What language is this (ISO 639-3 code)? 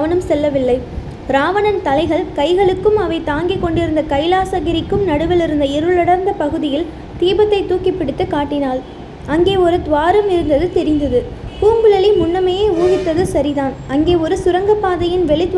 tam